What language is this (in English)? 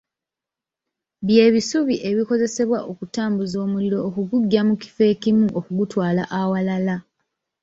Ganda